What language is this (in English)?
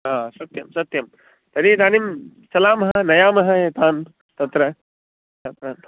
Sanskrit